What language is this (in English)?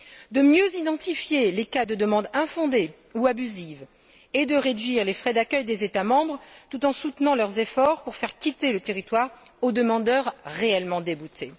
French